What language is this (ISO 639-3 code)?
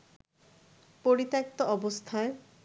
ben